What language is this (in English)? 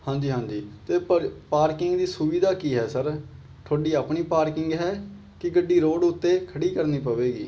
Punjabi